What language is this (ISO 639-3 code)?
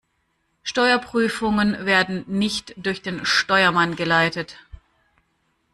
deu